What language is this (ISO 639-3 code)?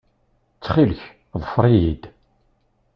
kab